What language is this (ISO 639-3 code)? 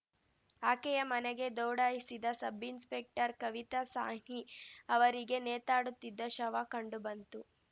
kan